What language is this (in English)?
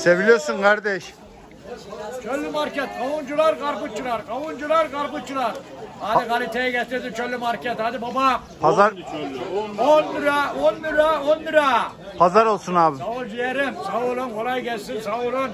Turkish